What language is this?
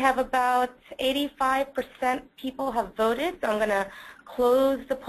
English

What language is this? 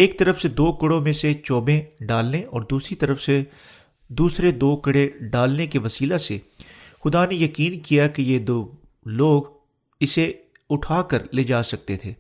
Urdu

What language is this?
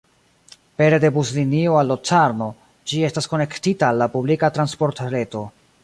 Esperanto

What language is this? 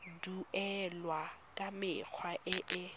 Tswana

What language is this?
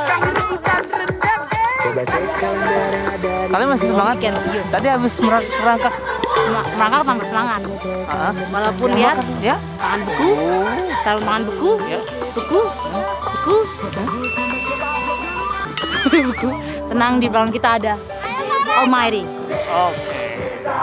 Indonesian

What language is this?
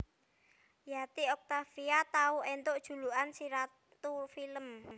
Javanese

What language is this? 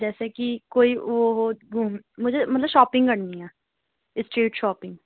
Urdu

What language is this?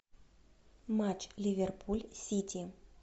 Russian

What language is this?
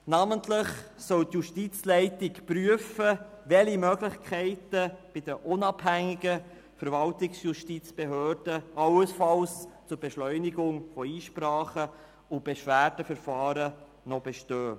Swiss German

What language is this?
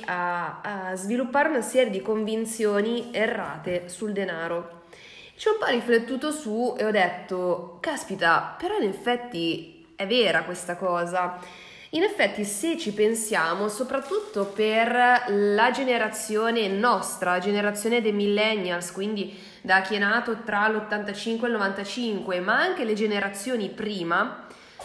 Italian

